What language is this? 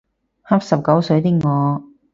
Cantonese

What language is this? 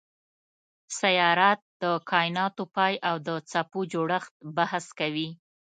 Pashto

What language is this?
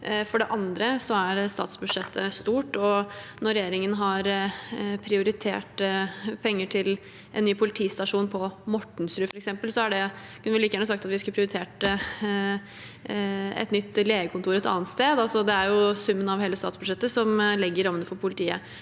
Norwegian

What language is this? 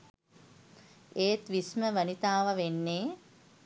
Sinhala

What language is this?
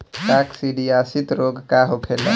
Bhojpuri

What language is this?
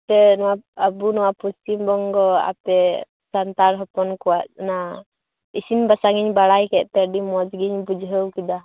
Santali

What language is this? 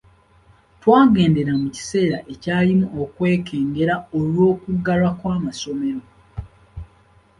Ganda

